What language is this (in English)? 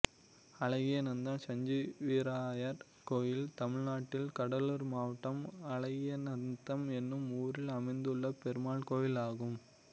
Tamil